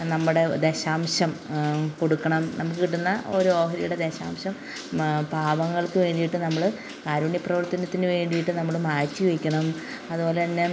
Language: Malayalam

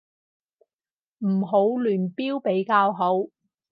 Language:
Cantonese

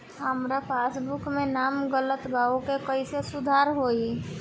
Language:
Bhojpuri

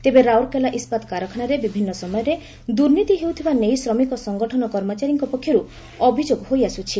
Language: Odia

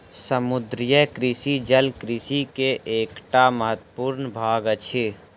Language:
Maithili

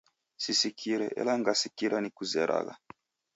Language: Taita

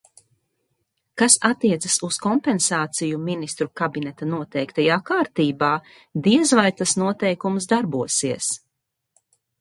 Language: Latvian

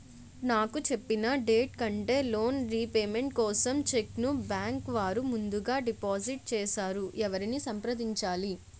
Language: Telugu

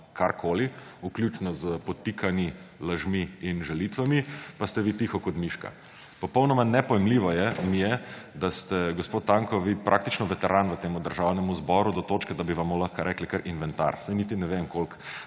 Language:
Slovenian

